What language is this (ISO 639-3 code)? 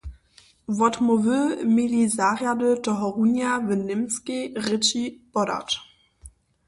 hsb